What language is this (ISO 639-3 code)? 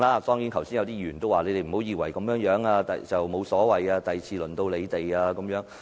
yue